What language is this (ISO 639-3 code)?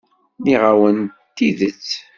kab